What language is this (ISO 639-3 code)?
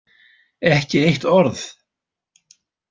isl